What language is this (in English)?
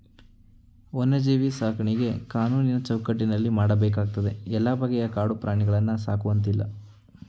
Kannada